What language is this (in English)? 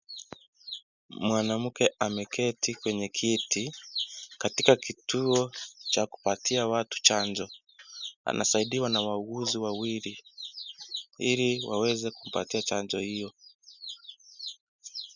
Swahili